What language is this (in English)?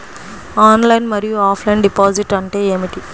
Telugu